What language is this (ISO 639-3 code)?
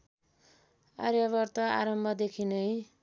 nep